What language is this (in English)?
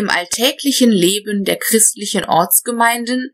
German